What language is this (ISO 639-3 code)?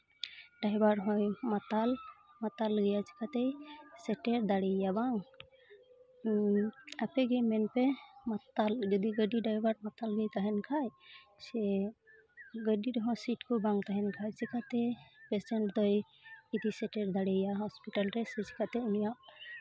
sat